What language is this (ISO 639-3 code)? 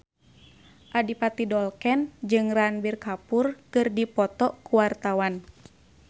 sun